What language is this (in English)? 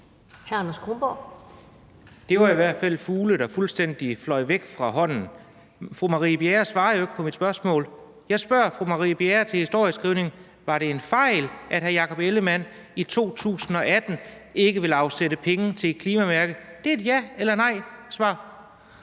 Danish